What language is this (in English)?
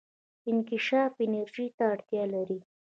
Pashto